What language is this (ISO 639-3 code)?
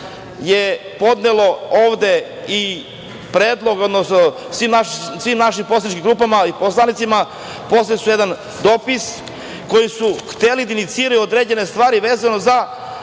srp